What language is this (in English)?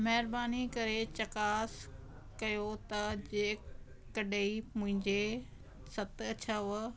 Sindhi